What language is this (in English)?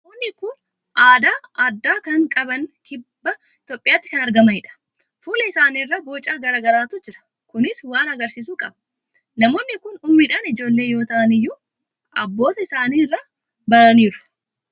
Oromo